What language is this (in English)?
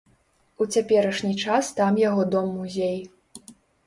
Belarusian